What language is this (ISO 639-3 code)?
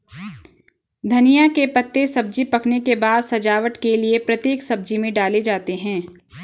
hin